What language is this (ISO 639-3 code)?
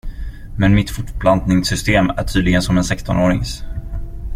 swe